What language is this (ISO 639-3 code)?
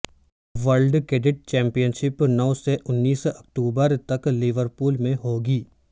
urd